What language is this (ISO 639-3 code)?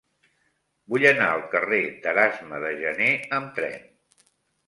cat